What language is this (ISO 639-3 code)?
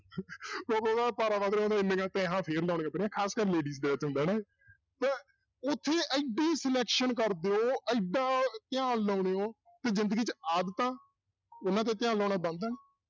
pan